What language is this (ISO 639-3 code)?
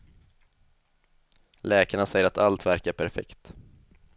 swe